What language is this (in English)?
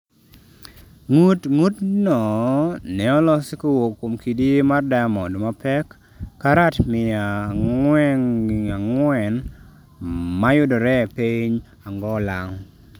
Luo (Kenya and Tanzania)